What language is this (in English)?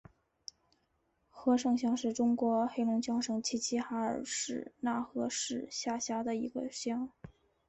Chinese